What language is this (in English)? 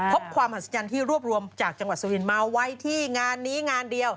Thai